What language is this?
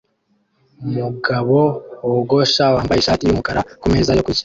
Kinyarwanda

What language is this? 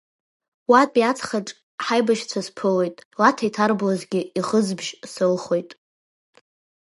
Abkhazian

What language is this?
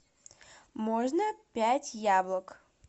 Russian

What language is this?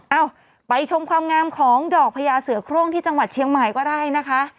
Thai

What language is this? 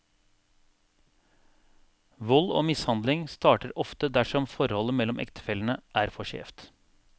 Norwegian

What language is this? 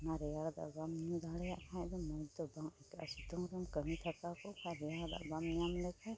Santali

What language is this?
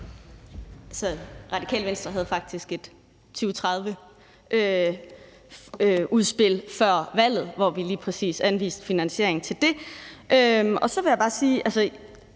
Danish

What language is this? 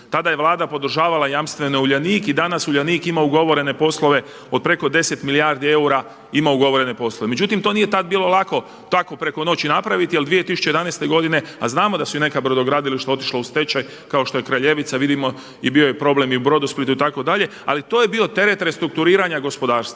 Croatian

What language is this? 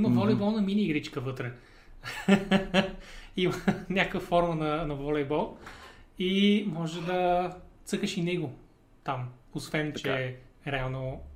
Bulgarian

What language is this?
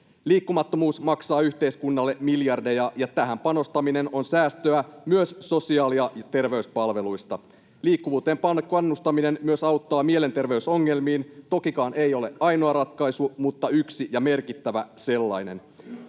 Finnish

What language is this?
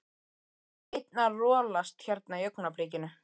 Icelandic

